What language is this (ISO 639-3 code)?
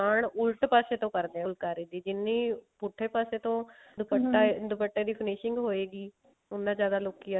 pan